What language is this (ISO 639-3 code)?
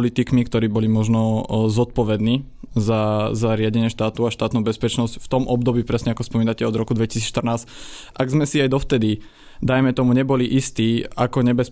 slk